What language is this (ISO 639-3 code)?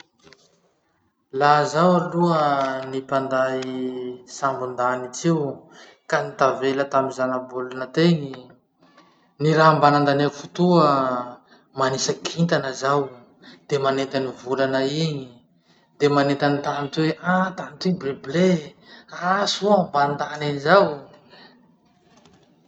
msh